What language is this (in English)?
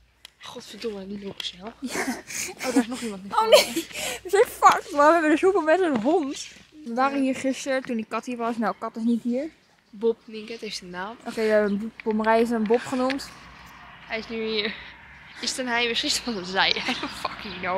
Dutch